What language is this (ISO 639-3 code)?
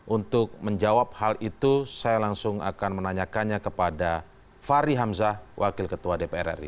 ind